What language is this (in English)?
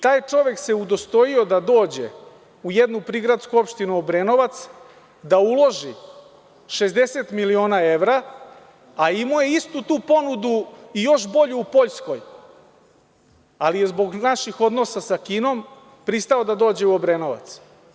Serbian